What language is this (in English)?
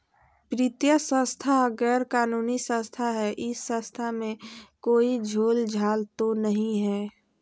Magahi